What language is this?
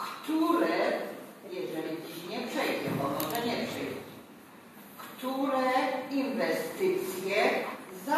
Polish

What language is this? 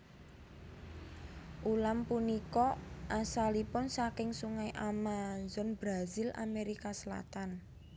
Javanese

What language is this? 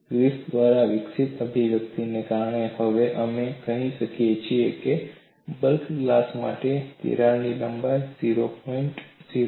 Gujarati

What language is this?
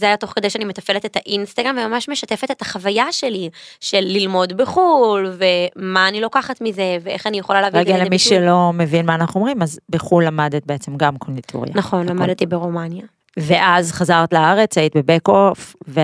Hebrew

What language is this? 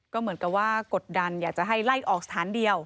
Thai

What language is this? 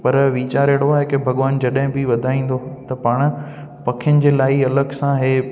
Sindhi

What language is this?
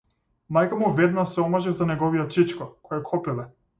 Macedonian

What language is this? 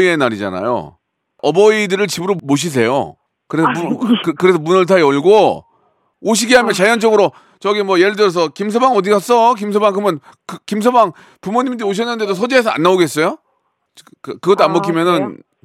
Korean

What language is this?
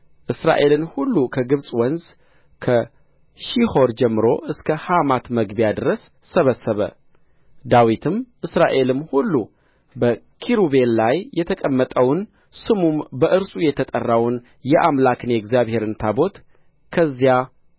Amharic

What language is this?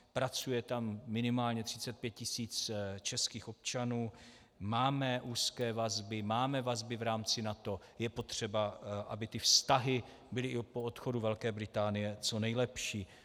Czech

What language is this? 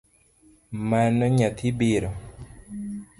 Luo (Kenya and Tanzania)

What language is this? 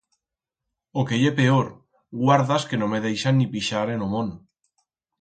Aragonese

